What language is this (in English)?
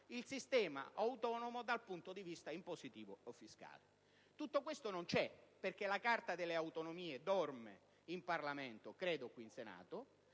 Italian